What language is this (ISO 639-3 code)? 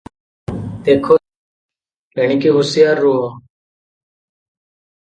ori